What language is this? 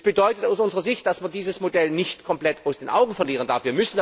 German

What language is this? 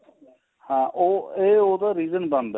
Punjabi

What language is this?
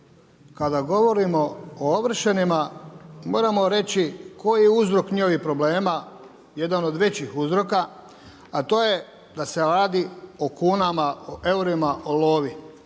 Croatian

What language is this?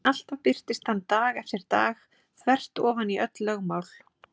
Icelandic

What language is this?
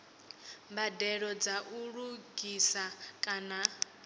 Venda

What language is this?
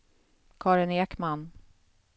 Swedish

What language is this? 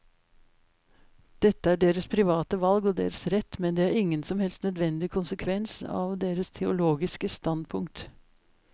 Norwegian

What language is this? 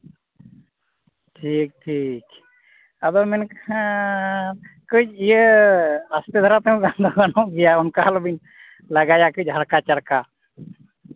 Santali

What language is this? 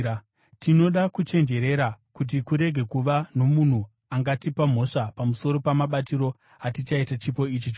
Shona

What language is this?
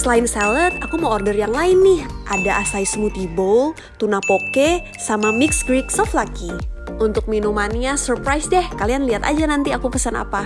Indonesian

